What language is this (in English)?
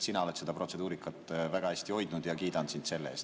Estonian